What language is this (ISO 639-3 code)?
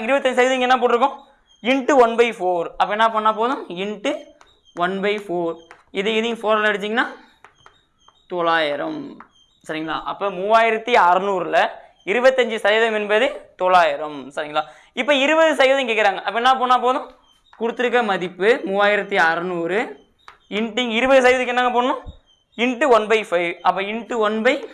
tam